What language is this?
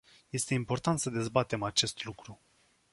Romanian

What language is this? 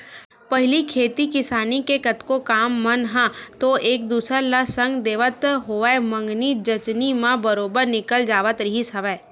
Chhattisgarhi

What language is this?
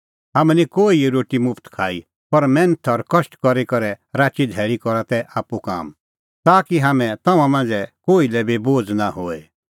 Kullu Pahari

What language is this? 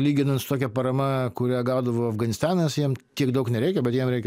Lithuanian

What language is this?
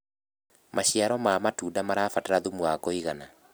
Kikuyu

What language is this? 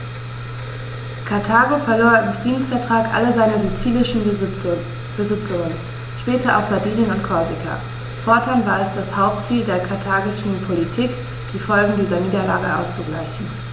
German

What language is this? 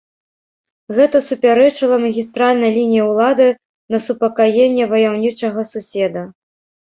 Belarusian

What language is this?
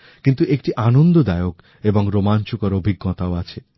Bangla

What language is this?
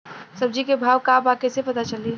Bhojpuri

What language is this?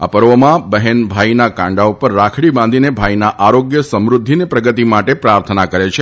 Gujarati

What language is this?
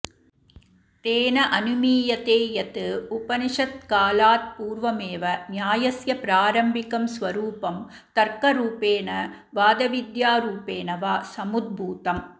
Sanskrit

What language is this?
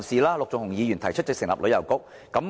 Cantonese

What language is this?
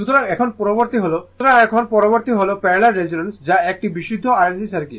Bangla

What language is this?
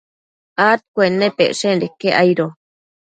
Matsés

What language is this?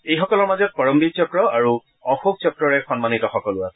Assamese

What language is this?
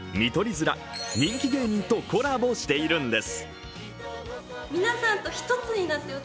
Japanese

